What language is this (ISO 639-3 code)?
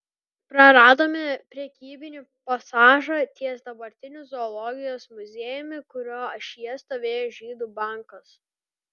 lit